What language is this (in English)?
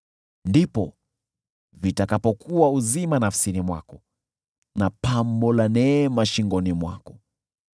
Swahili